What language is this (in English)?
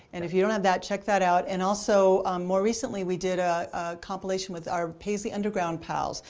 English